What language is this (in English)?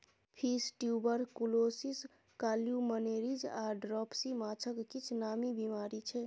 Maithili